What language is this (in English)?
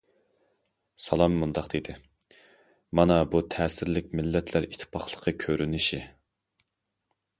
Uyghur